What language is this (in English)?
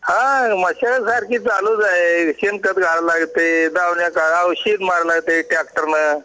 Marathi